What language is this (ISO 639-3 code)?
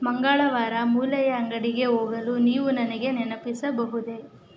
kan